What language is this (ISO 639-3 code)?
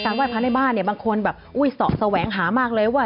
tha